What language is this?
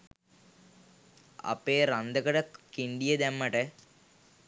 Sinhala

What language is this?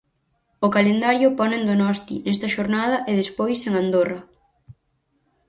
Galician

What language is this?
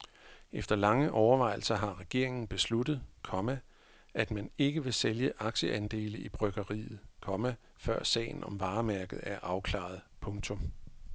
Danish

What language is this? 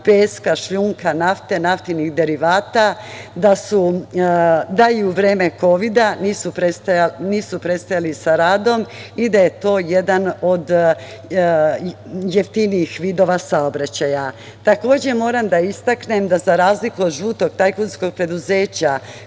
Serbian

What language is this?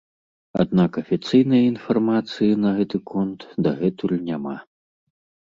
Belarusian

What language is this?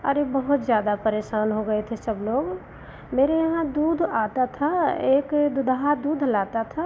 Hindi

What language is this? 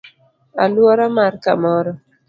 Luo (Kenya and Tanzania)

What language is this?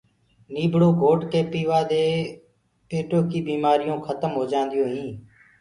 Gurgula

